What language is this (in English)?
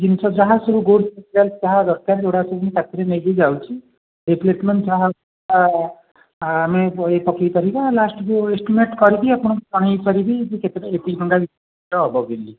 Odia